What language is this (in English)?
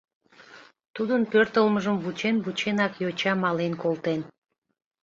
Mari